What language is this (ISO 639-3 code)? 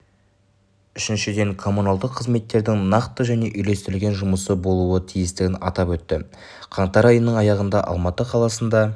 kaz